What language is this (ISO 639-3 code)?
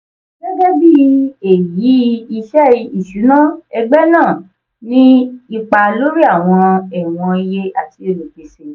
yor